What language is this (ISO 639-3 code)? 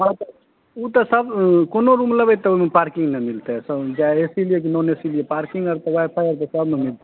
mai